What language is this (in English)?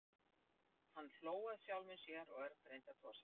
Icelandic